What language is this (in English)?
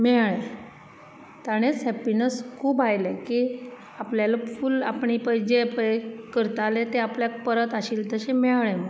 Konkani